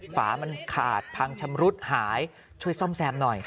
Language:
Thai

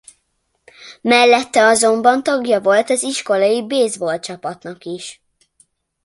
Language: Hungarian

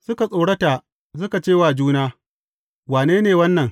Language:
Hausa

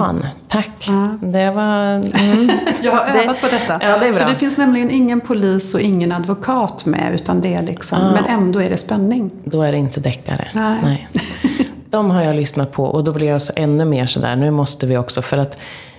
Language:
Swedish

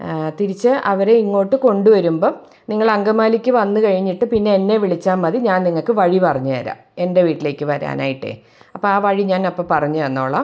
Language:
Malayalam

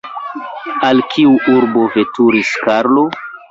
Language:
Esperanto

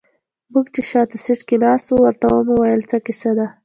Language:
Pashto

